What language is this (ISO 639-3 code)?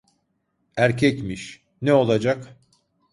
tur